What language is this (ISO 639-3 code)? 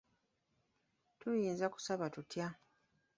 lug